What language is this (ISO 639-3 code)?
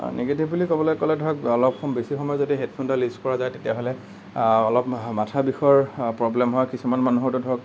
asm